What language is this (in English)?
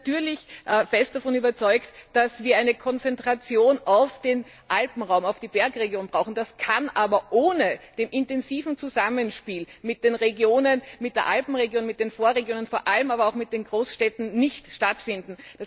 German